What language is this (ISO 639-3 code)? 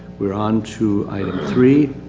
eng